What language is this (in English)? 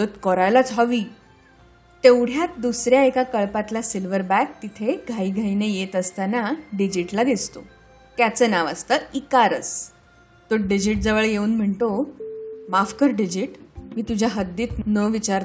Marathi